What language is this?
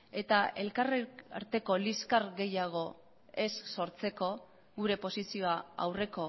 Basque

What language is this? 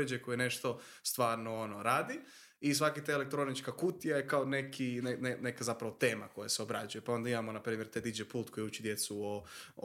Croatian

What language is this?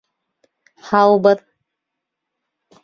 Bashkir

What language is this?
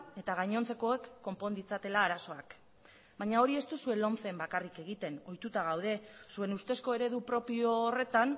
Basque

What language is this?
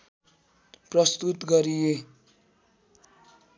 Nepali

